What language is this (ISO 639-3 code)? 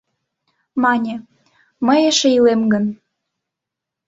chm